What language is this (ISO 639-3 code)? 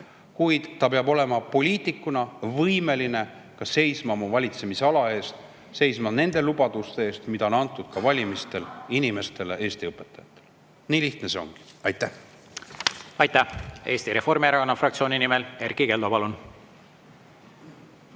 est